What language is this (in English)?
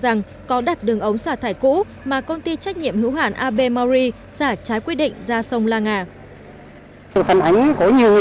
Vietnamese